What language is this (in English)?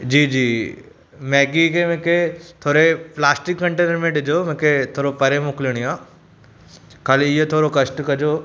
Sindhi